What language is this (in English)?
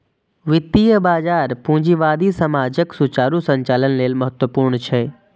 Maithili